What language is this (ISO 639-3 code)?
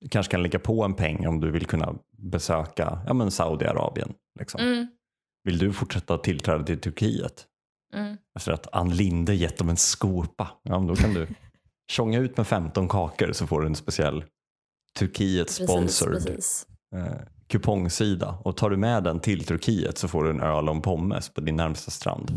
swe